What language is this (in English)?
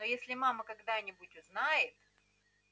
Russian